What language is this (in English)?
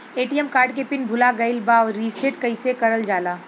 Bhojpuri